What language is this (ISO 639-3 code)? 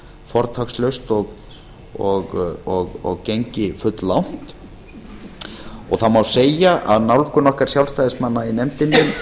isl